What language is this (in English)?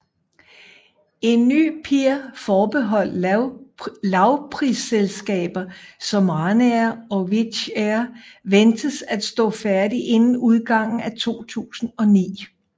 Danish